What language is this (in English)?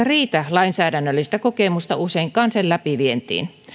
Finnish